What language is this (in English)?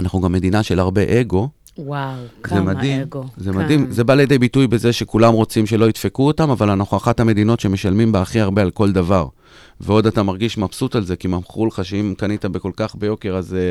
Hebrew